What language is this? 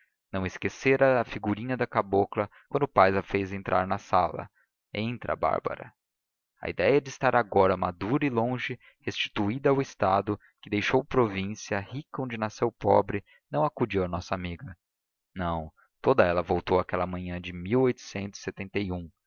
Portuguese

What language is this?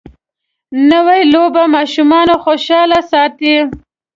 Pashto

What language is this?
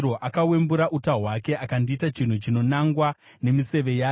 Shona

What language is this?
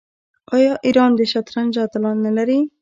Pashto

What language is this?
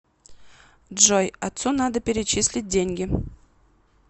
Russian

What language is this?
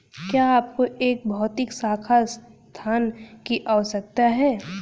Hindi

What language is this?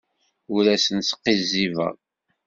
Kabyle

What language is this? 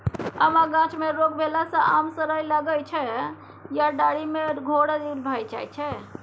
Maithili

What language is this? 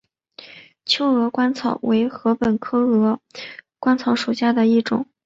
Chinese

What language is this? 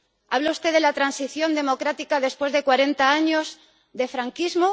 Spanish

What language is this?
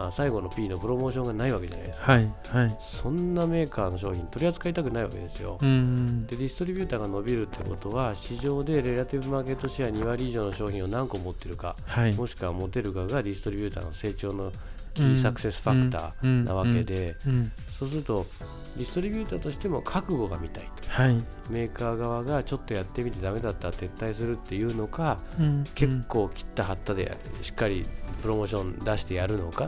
Japanese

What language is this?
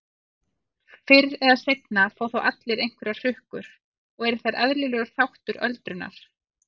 Icelandic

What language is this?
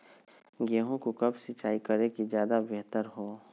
Magahi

